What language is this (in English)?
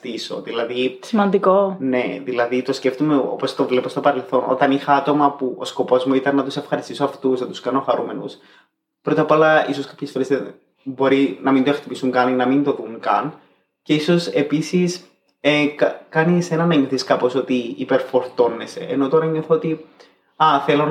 Greek